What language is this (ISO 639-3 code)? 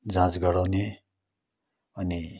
nep